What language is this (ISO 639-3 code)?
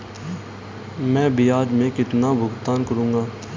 hin